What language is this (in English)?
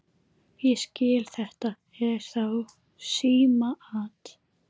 Icelandic